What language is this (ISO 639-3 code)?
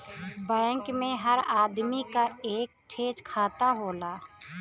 bho